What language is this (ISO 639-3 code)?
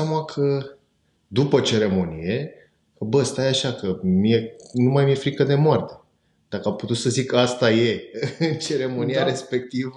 ron